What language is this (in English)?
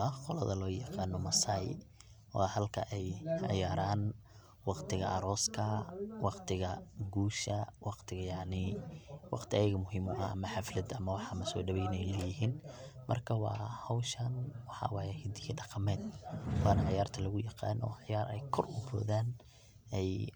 Somali